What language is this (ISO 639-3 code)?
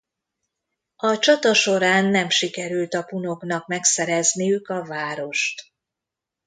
hun